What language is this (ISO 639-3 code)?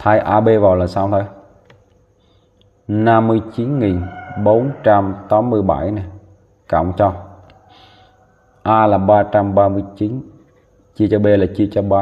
vie